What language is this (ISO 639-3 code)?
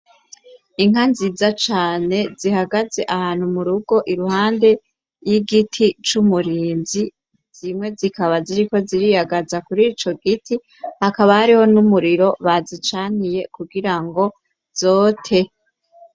run